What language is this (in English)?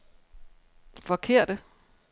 Danish